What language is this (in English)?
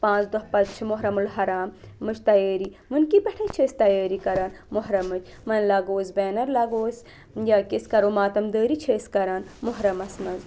Kashmiri